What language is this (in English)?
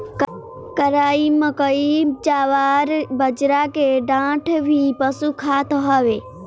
Bhojpuri